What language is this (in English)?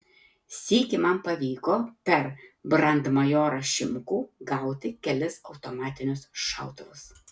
Lithuanian